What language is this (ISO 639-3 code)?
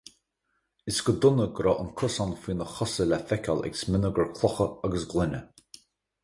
gle